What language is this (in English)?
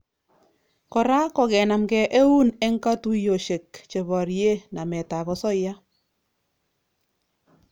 Kalenjin